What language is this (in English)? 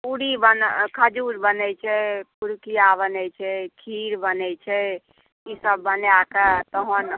Maithili